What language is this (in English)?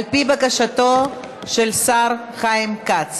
Hebrew